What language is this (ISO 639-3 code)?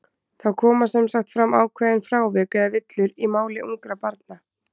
isl